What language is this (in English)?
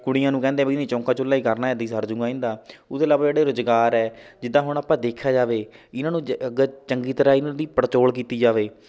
Punjabi